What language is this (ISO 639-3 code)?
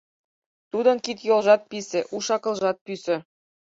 chm